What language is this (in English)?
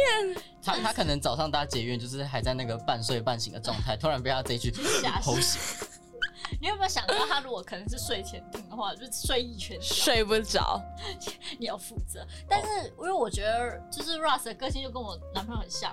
Chinese